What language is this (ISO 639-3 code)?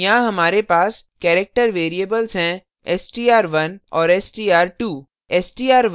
hin